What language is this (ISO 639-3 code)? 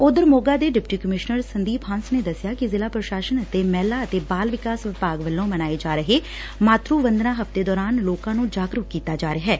pan